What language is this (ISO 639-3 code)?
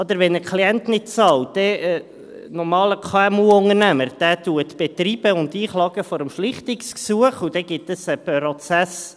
gsw